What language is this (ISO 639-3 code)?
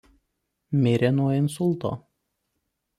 lit